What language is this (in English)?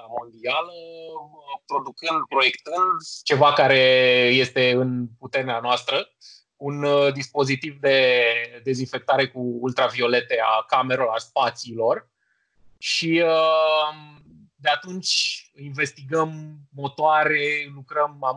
Romanian